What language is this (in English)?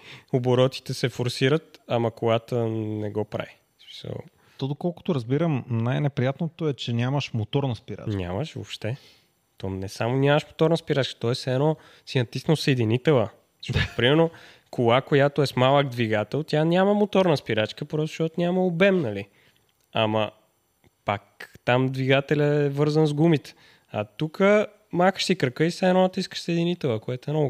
Bulgarian